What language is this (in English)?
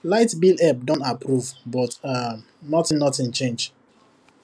Nigerian Pidgin